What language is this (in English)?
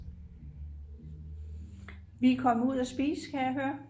Danish